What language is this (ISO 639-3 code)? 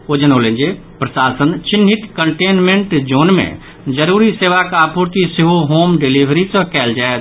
mai